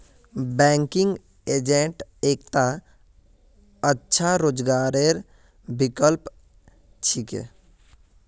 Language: Magahi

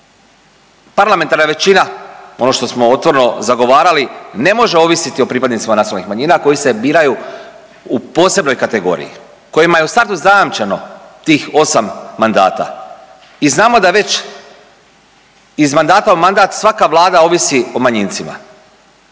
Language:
Croatian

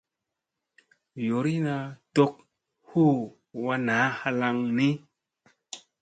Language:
Musey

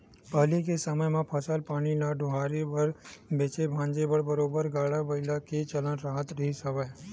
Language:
Chhattisgarhi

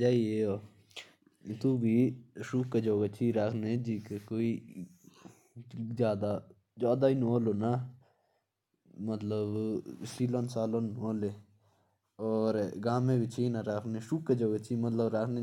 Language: Jaunsari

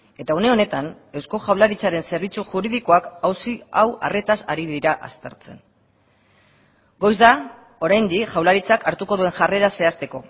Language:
Basque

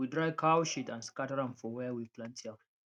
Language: Nigerian Pidgin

